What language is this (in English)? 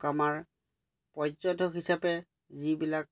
Assamese